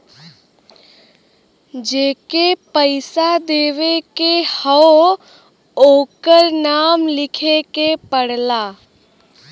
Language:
Bhojpuri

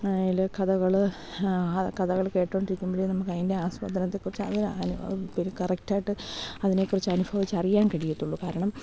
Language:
Malayalam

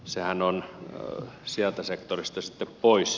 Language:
Finnish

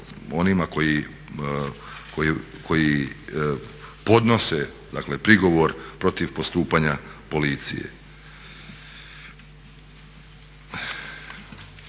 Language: Croatian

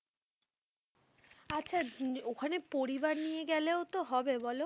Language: Bangla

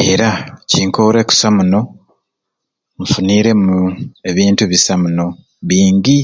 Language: Ruuli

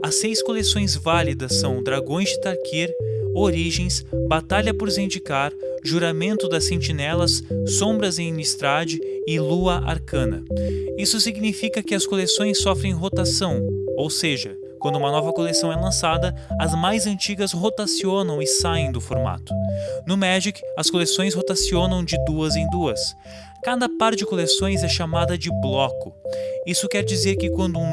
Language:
Portuguese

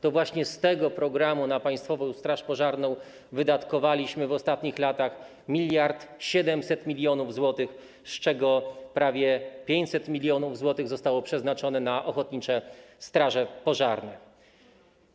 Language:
Polish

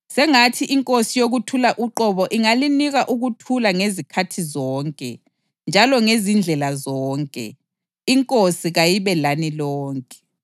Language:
North Ndebele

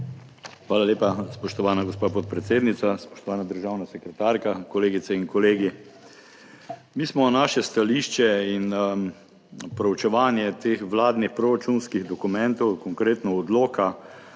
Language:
Slovenian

